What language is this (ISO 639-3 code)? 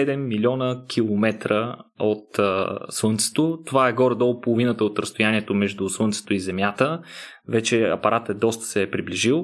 bul